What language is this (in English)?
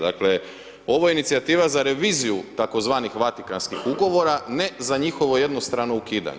Croatian